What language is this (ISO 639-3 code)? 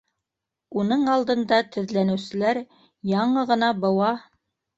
bak